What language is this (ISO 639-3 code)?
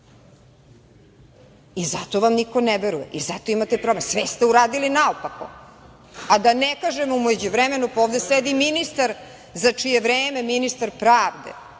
srp